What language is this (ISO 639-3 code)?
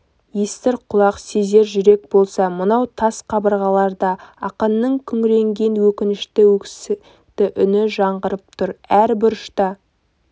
kaz